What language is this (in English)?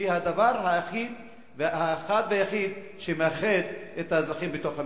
Hebrew